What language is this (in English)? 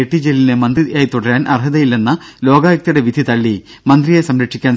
Malayalam